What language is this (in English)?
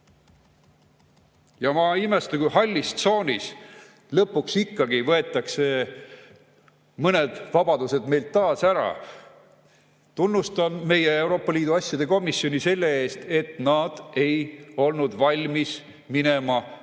Estonian